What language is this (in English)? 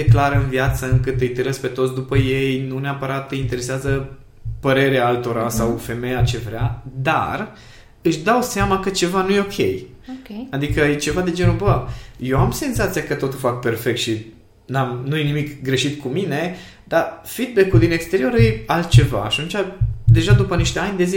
Romanian